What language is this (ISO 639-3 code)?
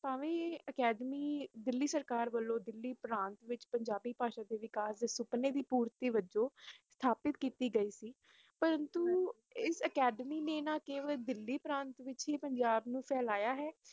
pan